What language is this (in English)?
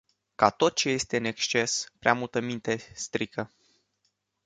Romanian